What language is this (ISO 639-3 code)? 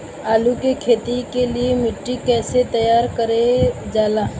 bho